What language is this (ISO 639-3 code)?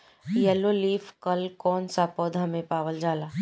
bho